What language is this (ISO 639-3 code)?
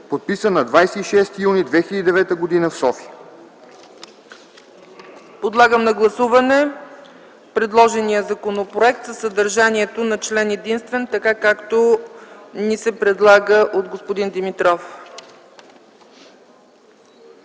bul